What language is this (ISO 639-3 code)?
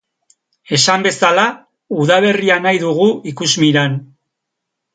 eus